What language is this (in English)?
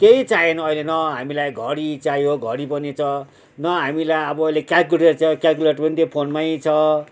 Nepali